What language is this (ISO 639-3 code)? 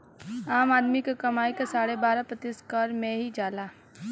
bho